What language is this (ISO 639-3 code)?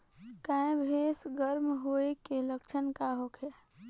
bho